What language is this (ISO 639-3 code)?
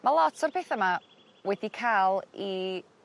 cym